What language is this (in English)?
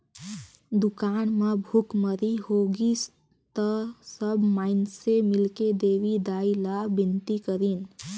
Chhattisgarhi